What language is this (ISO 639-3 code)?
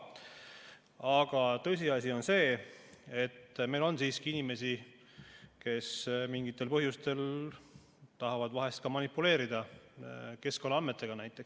est